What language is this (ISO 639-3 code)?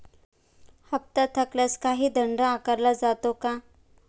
mar